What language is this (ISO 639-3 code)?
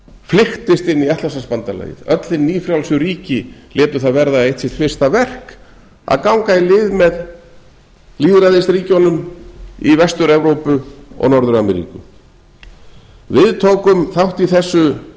isl